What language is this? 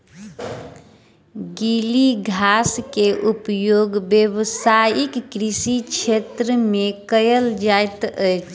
Maithili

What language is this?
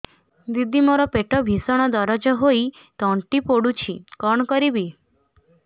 Odia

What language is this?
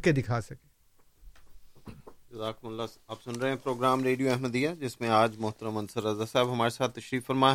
Urdu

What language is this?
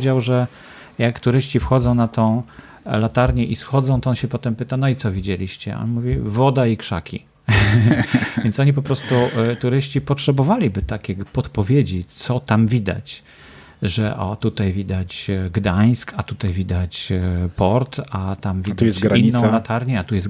Polish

